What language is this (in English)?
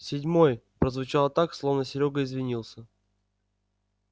Russian